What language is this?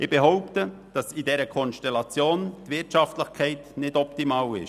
Swiss German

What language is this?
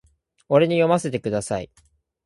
Japanese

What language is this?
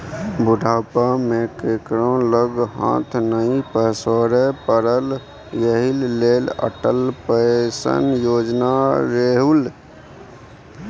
Maithili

